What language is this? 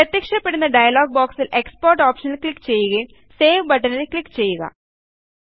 Malayalam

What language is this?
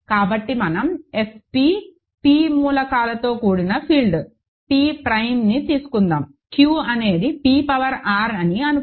Telugu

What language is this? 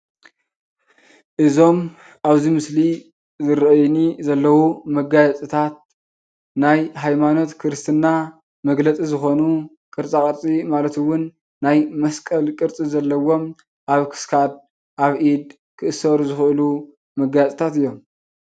Tigrinya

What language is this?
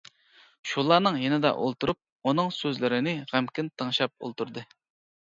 Uyghur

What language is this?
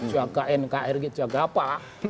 Indonesian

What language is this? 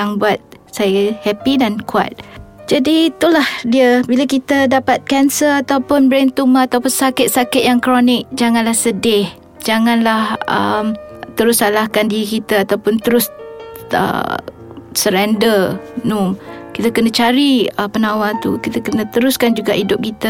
Malay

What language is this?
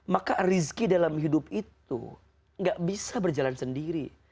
Indonesian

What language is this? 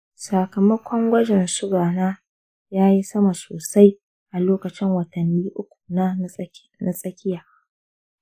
Hausa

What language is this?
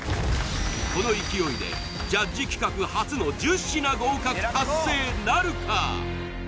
Japanese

